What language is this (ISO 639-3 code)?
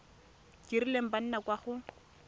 tsn